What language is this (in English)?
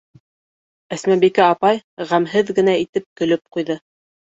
Bashkir